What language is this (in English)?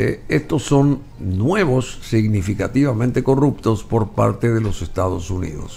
Spanish